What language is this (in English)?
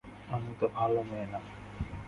Bangla